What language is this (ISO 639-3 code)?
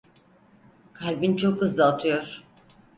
tur